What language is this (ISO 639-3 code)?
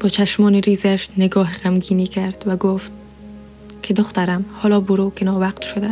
fas